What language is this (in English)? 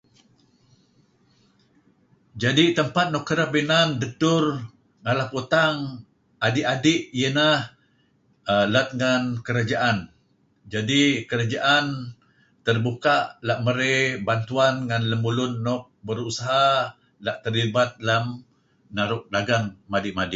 Kelabit